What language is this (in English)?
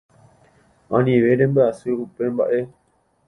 Guarani